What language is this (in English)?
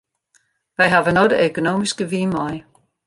Western Frisian